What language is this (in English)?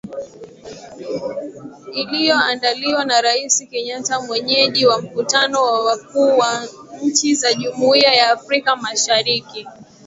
Swahili